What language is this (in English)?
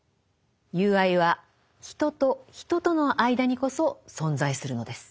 Japanese